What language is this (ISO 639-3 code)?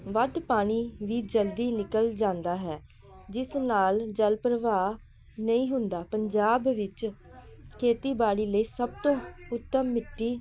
pan